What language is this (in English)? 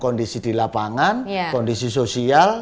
Indonesian